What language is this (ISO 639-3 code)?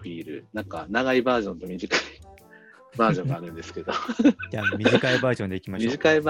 jpn